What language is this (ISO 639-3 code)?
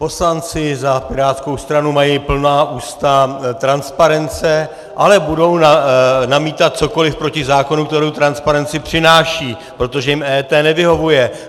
ces